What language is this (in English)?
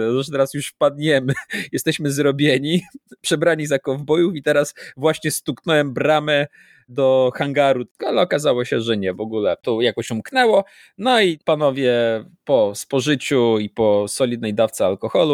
Polish